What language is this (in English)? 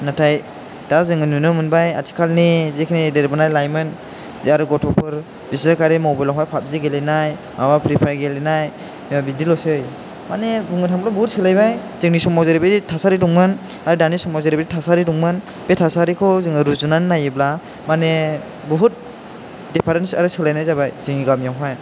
Bodo